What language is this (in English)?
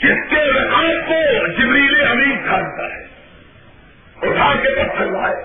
Urdu